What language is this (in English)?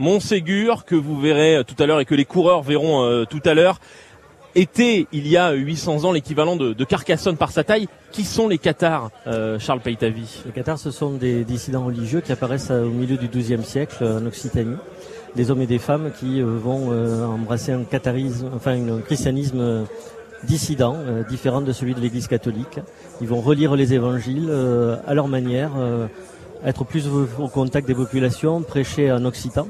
French